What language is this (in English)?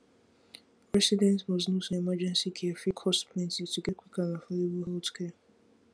Nigerian Pidgin